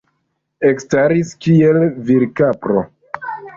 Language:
Esperanto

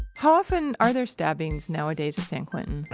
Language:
English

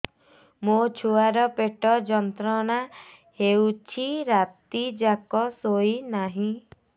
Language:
Odia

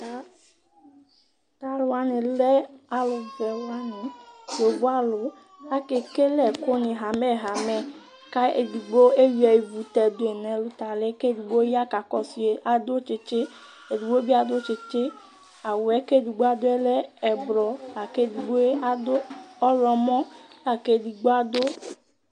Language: Ikposo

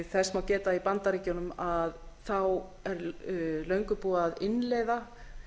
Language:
Icelandic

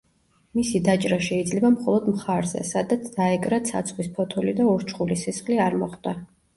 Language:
Georgian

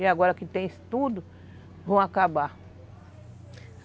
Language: Portuguese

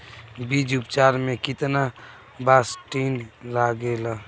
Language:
Bhojpuri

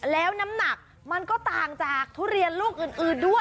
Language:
Thai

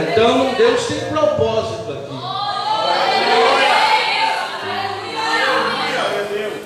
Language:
Portuguese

